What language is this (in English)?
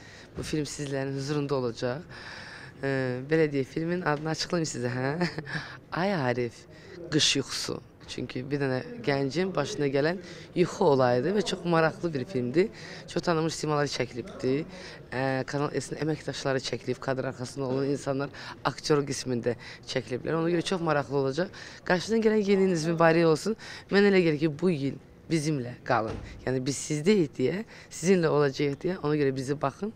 Turkish